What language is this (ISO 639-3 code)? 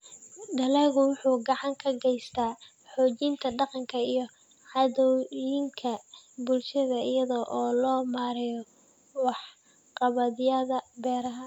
som